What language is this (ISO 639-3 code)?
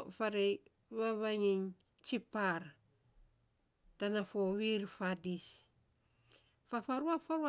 sps